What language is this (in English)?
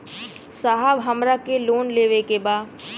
Bhojpuri